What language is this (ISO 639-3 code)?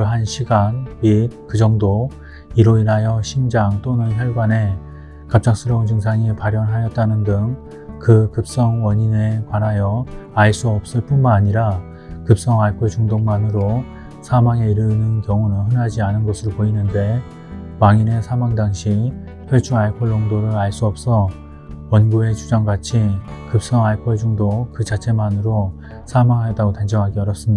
kor